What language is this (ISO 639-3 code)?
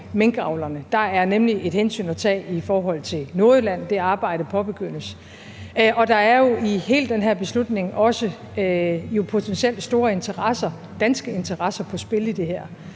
dan